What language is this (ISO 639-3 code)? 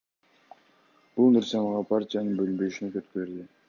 kir